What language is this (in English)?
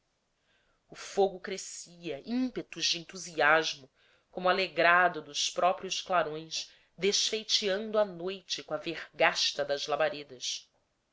Portuguese